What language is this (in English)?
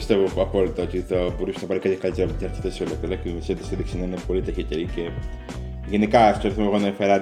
Greek